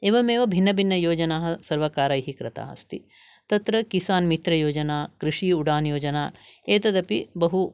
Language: Sanskrit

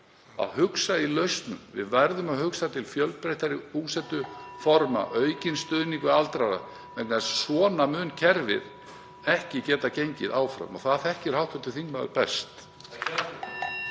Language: Icelandic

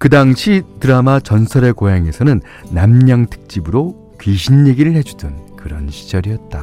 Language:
Korean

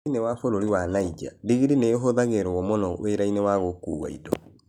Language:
Kikuyu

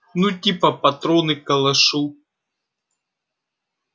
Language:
Russian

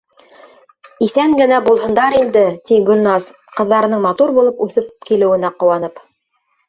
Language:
Bashkir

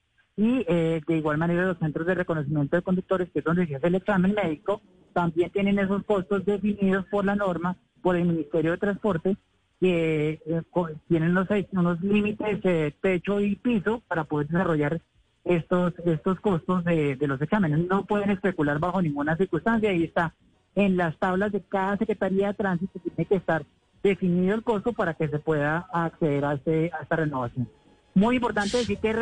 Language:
Spanish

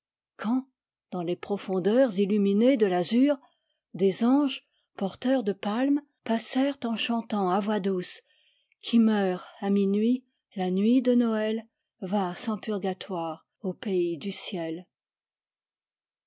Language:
French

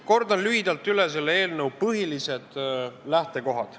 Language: Estonian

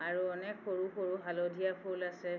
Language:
Assamese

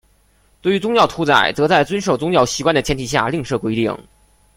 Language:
Chinese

